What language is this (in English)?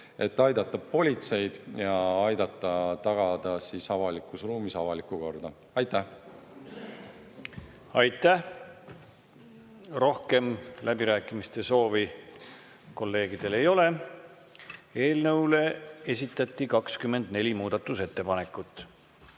Estonian